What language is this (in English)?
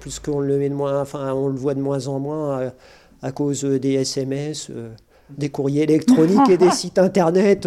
French